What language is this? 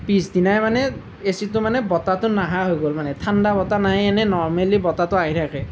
Assamese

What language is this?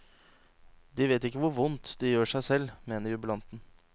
Norwegian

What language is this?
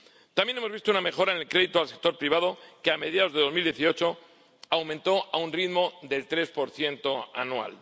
Spanish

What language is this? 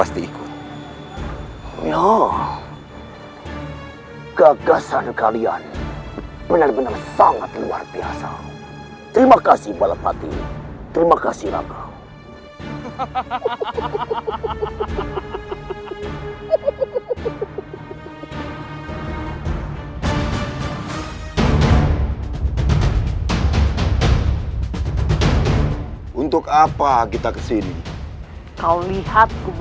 Indonesian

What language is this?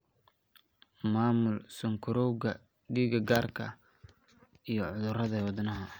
Somali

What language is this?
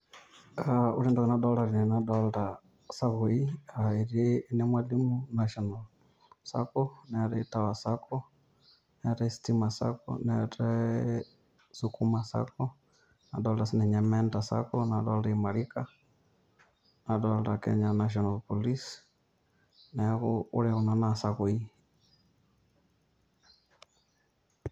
Masai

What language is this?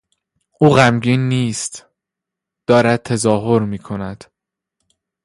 Persian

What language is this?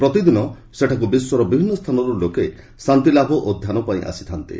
Odia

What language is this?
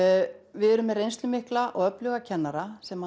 Icelandic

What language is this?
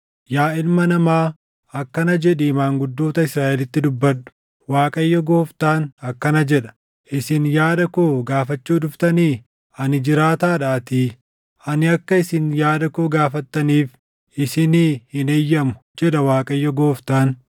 Oromo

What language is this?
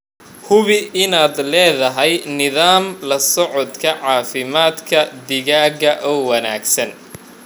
Somali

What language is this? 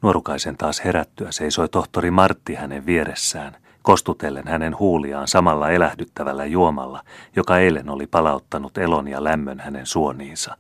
Finnish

